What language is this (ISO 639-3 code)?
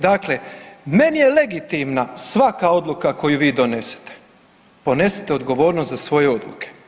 hrv